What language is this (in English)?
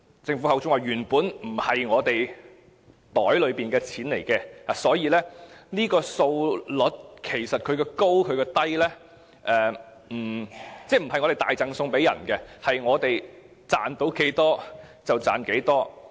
Cantonese